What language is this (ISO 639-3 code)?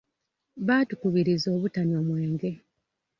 lug